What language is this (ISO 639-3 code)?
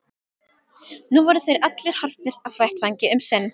isl